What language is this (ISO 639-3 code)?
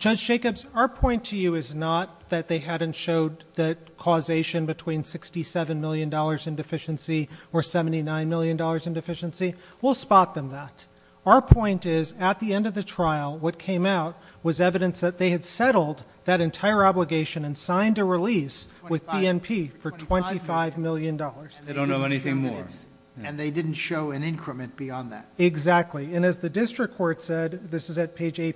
eng